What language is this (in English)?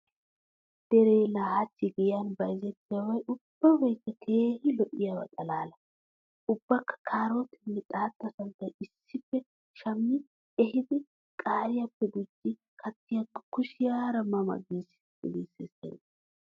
Wolaytta